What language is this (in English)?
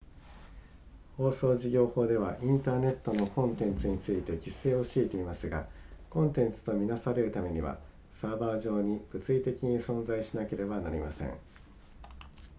Japanese